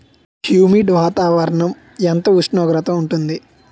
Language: Telugu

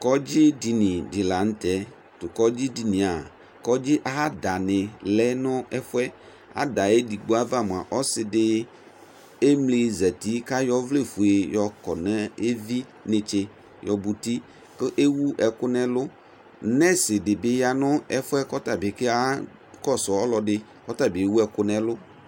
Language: Ikposo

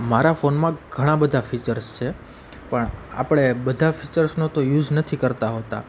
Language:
Gujarati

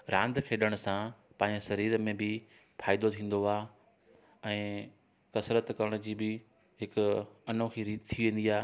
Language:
Sindhi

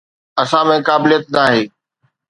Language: Sindhi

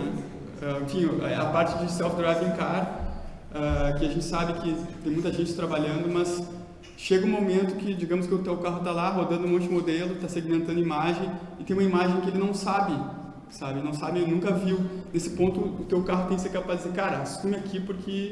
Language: Portuguese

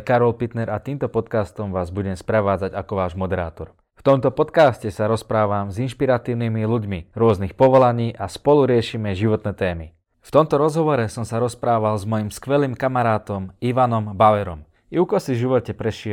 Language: Slovak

